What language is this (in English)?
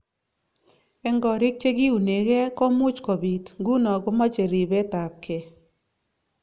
Kalenjin